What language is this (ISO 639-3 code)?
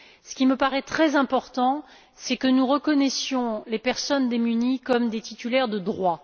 fra